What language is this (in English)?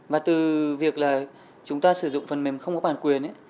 Vietnamese